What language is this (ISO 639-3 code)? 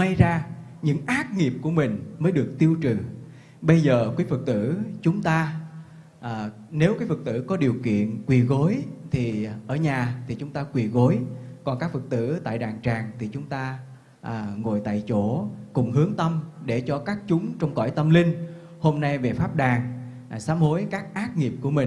vie